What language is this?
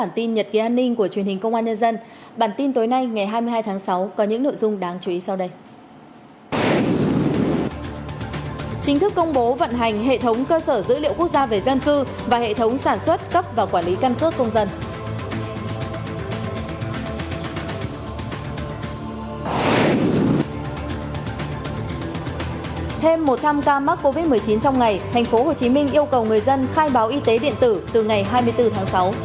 Vietnamese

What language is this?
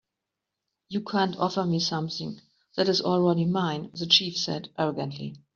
English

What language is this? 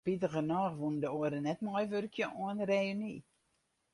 Western Frisian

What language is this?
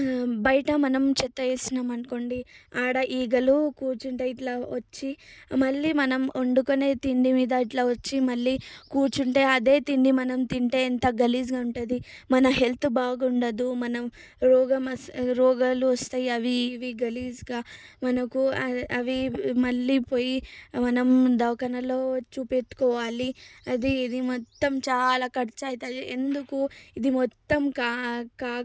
Telugu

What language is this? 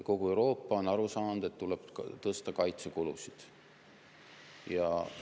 Estonian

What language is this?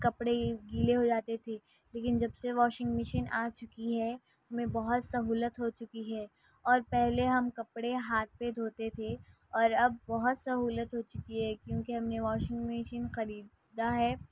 Urdu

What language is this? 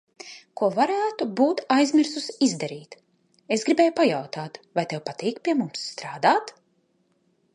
Latvian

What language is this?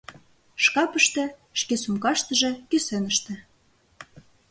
Mari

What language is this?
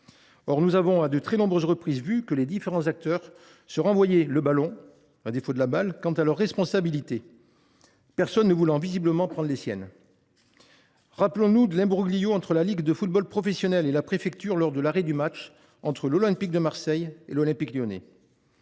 French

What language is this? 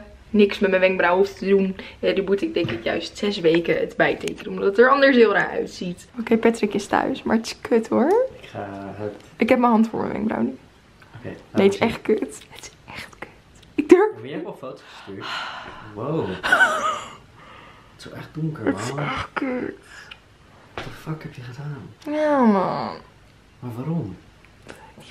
Dutch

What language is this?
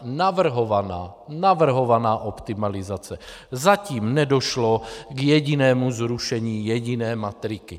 Czech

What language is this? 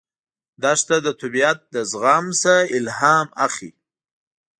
Pashto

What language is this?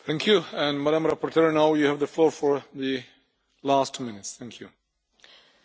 Romanian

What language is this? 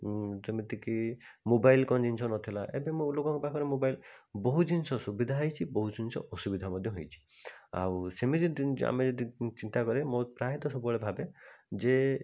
Odia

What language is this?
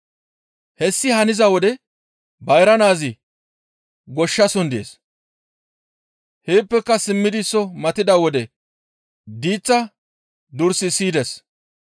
Gamo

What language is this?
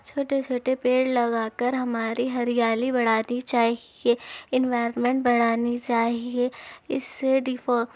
Urdu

